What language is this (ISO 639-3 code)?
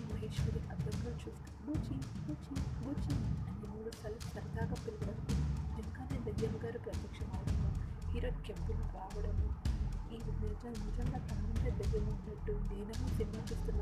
tel